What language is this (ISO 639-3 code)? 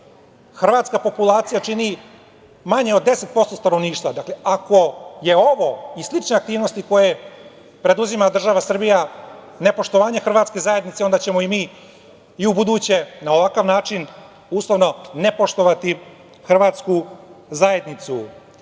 srp